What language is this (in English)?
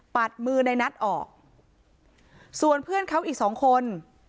Thai